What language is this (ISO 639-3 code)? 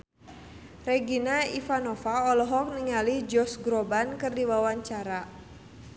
sun